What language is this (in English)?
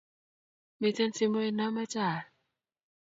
Kalenjin